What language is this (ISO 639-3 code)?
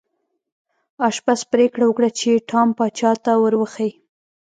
pus